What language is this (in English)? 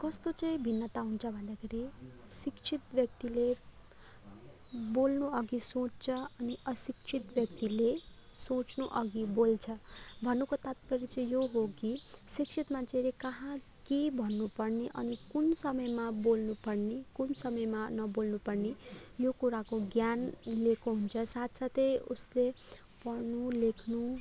Nepali